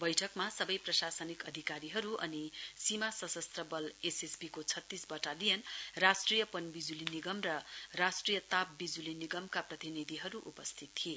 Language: Nepali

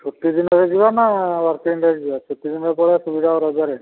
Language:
Odia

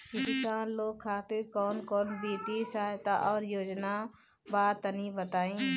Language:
Bhojpuri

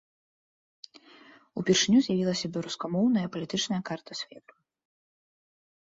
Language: Belarusian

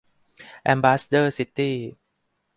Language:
Thai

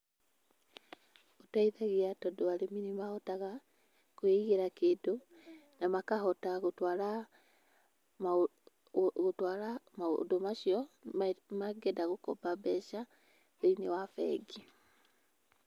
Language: Kikuyu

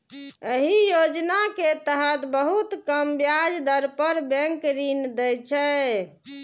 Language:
Maithili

